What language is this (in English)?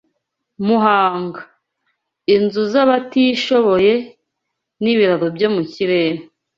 Kinyarwanda